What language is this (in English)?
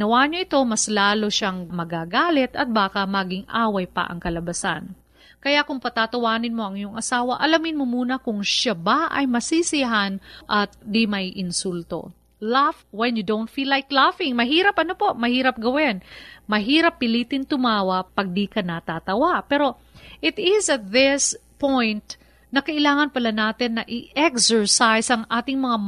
Filipino